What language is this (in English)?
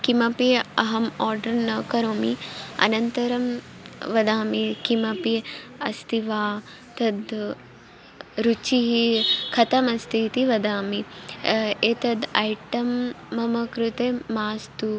Sanskrit